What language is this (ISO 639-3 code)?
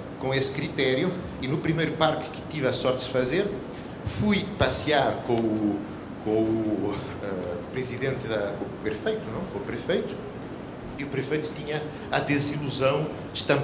por